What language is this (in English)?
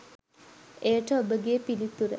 Sinhala